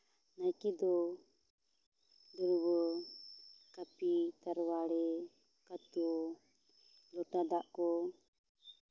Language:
Santali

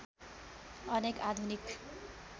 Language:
Nepali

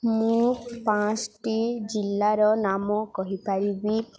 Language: Odia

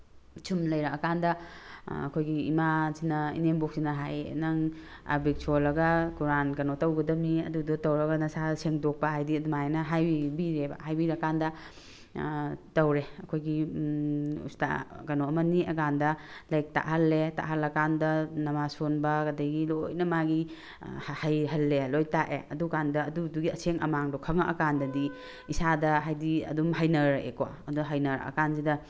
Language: Manipuri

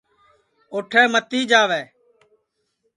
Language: Sansi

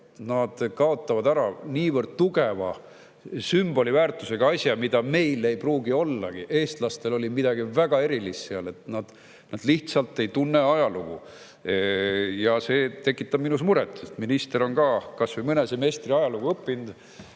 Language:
Estonian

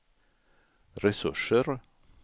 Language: Swedish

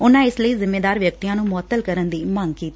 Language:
Punjabi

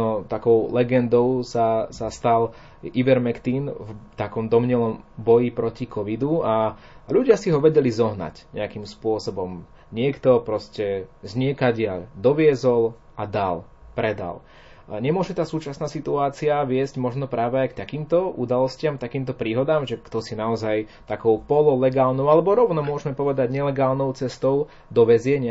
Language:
Slovak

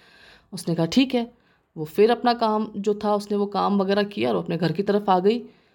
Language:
Hindi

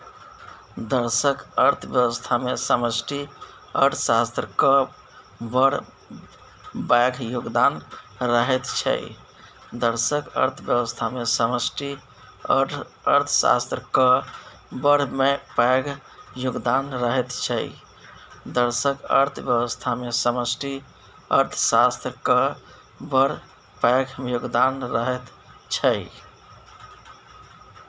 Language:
Maithili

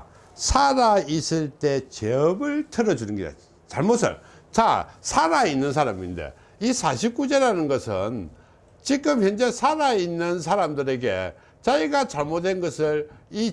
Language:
Korean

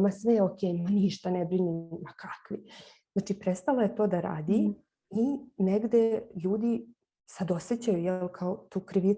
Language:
Croatian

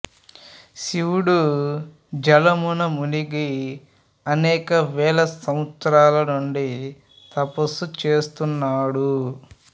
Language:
Telugu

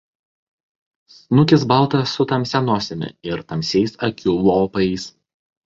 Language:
Lithuanian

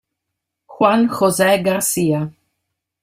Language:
Italian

